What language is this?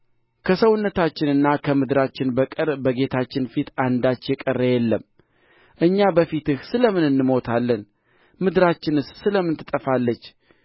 Amharic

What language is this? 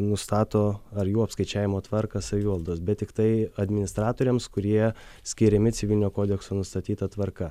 Lithuanian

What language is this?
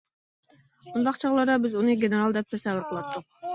Uyghur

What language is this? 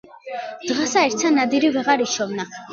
Georgian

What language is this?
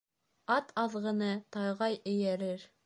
Bashkir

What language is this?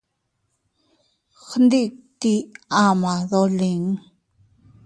Teutila Cuicatec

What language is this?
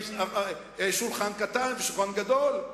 Hebrew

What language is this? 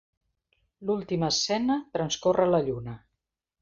Catalan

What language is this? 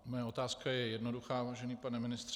Czech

